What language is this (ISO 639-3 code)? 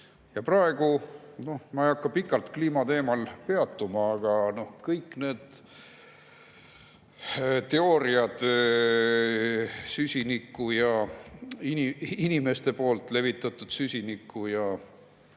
est